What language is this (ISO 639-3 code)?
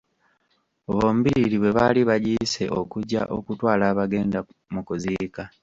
lug